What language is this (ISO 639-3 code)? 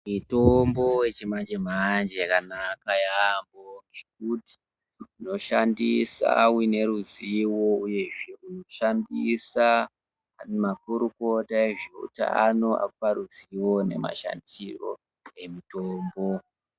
ndc